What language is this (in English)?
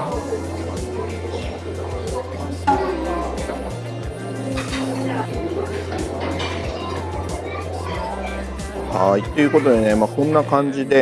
Japanese